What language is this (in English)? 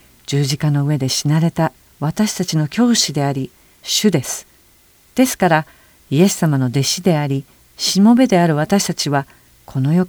Japanese